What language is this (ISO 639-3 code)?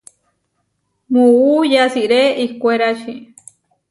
var